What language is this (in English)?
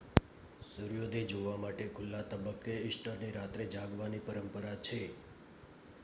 Gujarati